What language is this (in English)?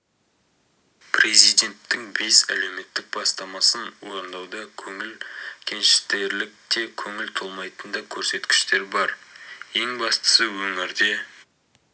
Kazakh